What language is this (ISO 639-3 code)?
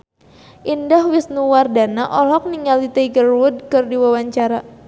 sun